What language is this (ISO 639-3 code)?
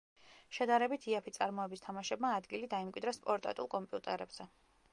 kat